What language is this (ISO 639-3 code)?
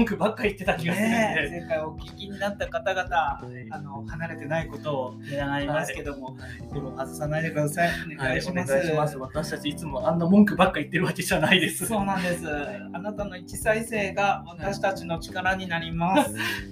jpn